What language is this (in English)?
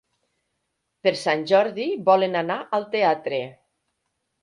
Catalan